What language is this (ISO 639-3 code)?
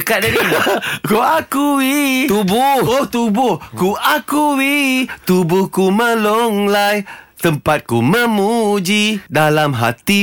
msa